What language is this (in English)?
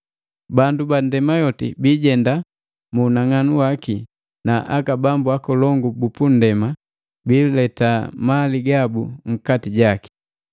Matengo